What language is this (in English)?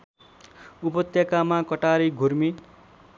Nepali